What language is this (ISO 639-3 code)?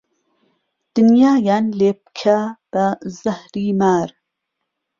ckb